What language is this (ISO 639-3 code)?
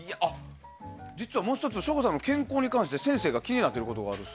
jpn